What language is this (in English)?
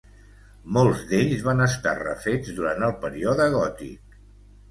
Catalan